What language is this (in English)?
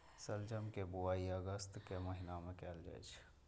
Maithili